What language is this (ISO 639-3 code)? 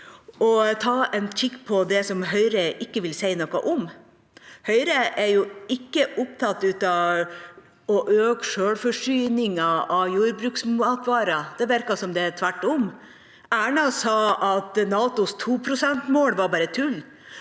nor